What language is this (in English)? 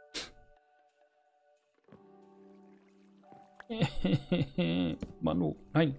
German